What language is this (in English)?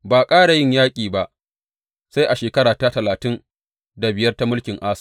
Hausa